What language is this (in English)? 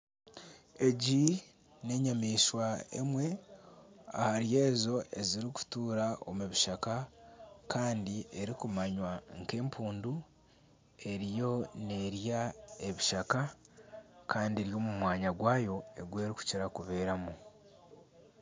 Nyankole